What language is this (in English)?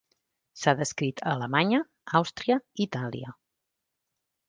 Catalan